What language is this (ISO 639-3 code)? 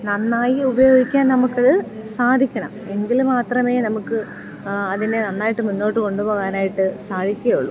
mal